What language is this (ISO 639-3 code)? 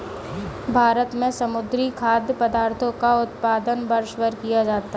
hin